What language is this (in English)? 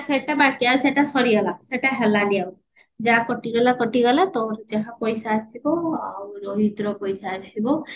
Odia